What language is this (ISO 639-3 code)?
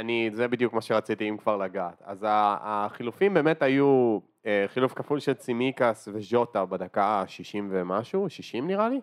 heb